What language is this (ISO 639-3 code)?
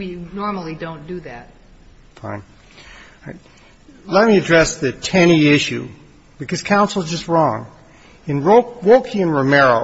eng